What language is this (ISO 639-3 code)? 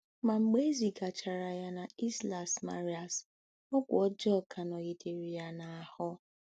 ibo